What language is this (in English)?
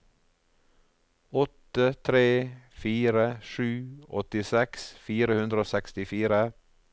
Norwegian